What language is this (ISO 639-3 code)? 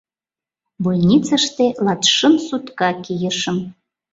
chm